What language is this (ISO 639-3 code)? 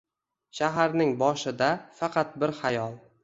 uzb